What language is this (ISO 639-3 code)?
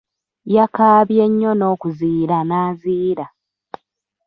lug